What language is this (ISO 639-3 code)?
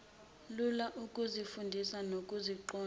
zul